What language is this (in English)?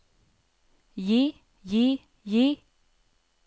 Norwegian